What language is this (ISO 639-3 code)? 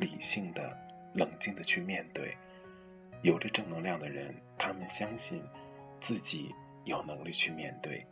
zho